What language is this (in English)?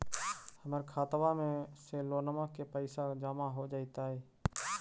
Magahi